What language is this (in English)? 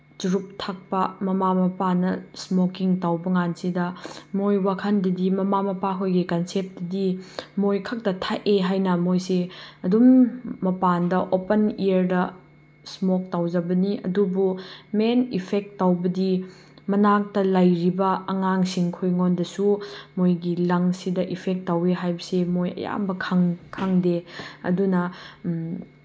Manipuri